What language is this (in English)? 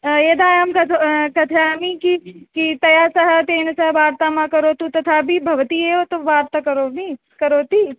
Sanskrit